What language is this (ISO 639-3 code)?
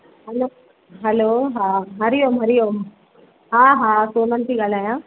snd